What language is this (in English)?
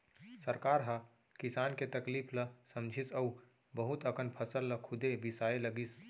Chhattisgarhi